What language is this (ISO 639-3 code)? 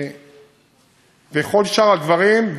heb